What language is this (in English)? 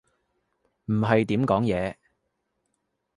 Cantonese